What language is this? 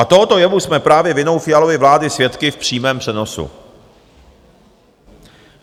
Czech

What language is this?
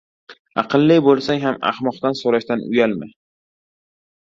Uzbek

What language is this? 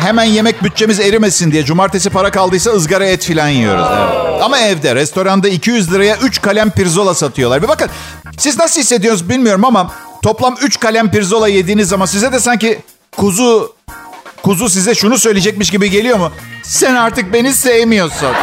Turkish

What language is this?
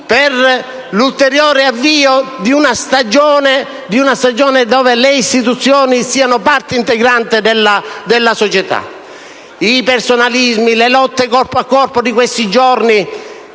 Italian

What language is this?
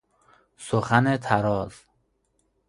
Persian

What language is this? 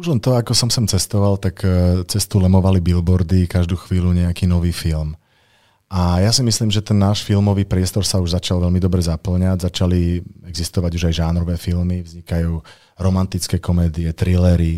Czech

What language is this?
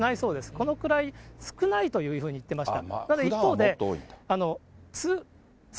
Japanese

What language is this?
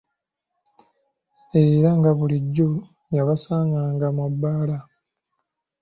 Ganda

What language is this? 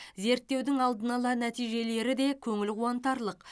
Kazakh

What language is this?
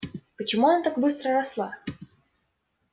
Russian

